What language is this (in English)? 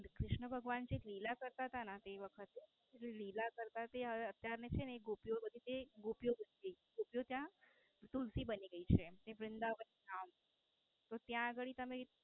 Gujarati